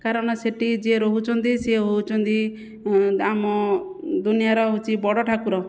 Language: Odia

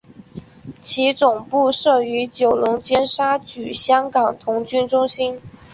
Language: Chinese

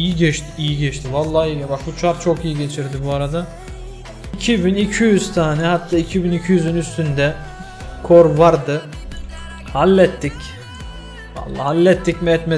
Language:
Turkish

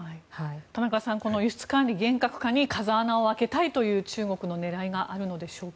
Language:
Japanese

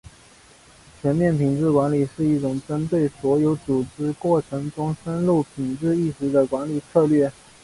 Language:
Chinese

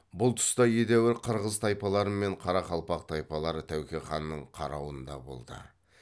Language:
Kazakh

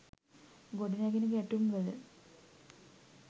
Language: Sinhala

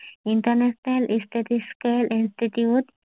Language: Assamese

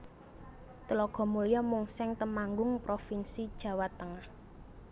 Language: Javanese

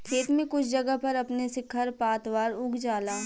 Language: Bhojpuri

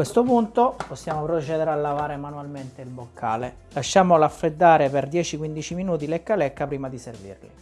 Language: Italian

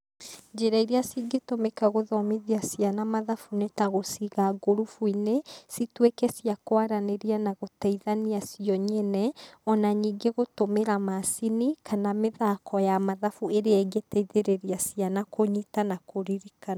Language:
Kikuyu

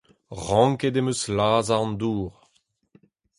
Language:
Breton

